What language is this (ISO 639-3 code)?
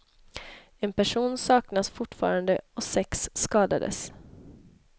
swe